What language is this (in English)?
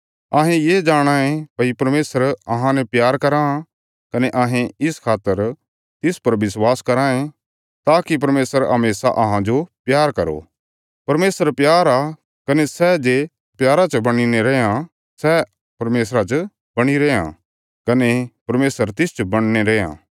Bilaspuri